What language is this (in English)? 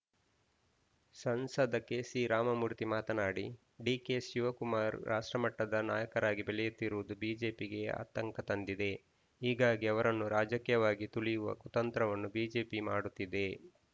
Kannada